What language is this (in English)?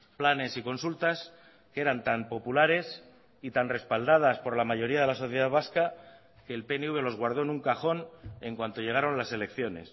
Spanish